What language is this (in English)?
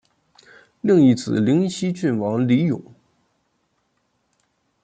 Chinese